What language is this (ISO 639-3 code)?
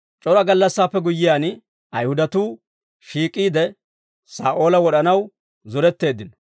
dwr